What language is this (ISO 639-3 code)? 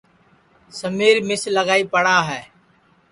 ssi